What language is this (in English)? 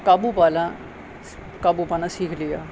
Urdu